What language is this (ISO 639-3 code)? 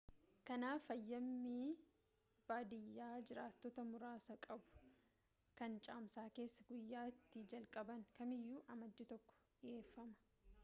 orm